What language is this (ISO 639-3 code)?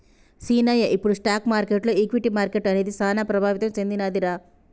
tel